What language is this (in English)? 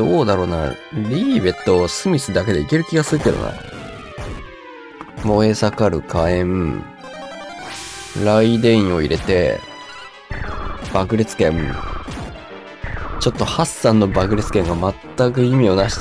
Japanese